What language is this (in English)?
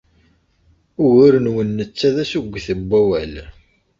Kabyle